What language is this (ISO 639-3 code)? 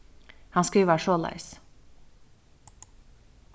fao